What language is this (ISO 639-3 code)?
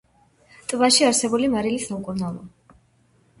kat